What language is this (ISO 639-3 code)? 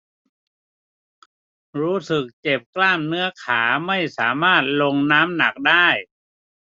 tha